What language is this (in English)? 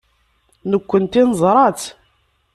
Kabyle